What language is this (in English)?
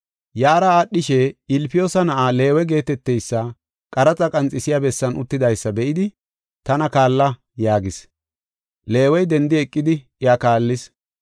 Gofa